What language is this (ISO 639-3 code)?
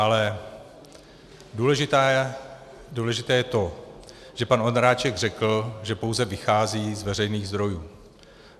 ces